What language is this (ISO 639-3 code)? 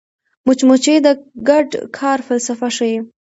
pus